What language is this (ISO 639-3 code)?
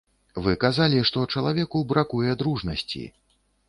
bel